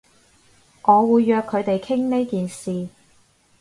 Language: Cantonese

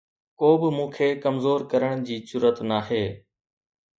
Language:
Sindhi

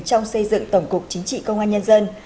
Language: Vietnamese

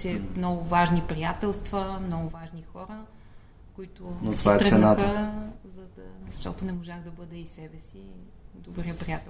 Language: Bulgarian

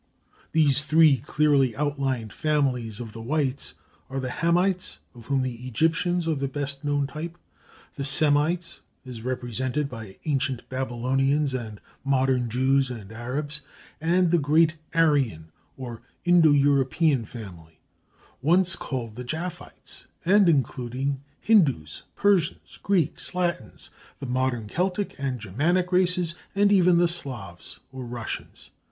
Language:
English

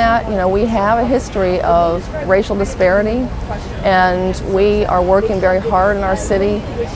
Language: English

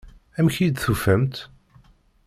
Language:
Kabyle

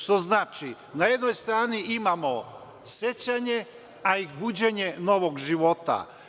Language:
Serbian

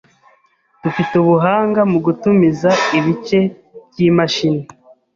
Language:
Kinyarwanda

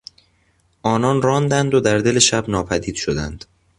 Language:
Persian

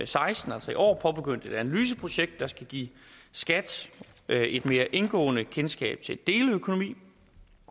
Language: Danish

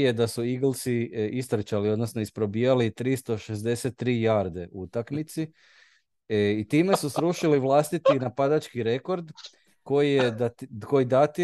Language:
Croatian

